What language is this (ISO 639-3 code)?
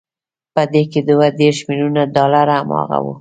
pus